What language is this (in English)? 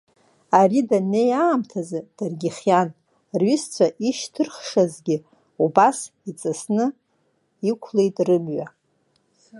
Abkhazian